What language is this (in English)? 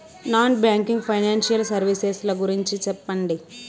Telugu